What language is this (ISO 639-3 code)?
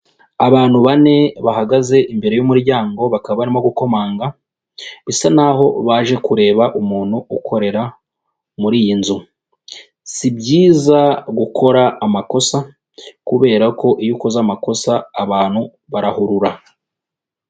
kin